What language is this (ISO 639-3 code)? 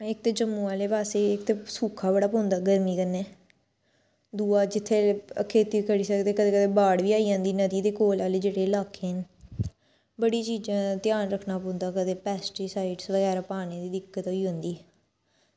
doi